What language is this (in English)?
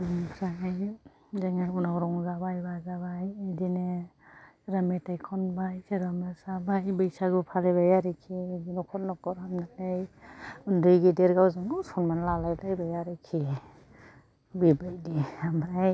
Bodo